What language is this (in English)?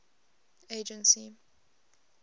English